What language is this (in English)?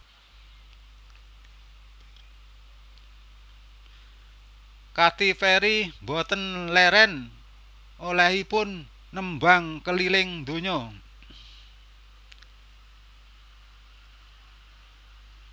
Javanese